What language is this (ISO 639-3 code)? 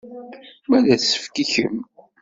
kab